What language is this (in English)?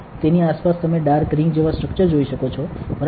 Gujarati